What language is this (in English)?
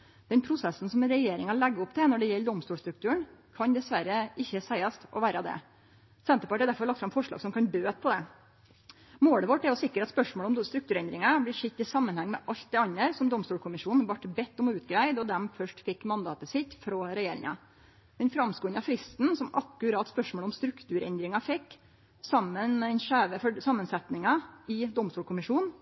Norwegian Nynorsk